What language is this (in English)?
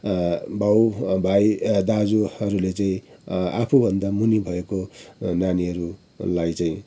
Nepali